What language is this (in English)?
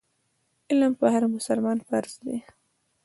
Pashto